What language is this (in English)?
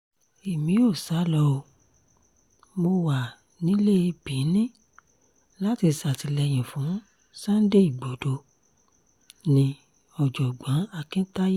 Yoruba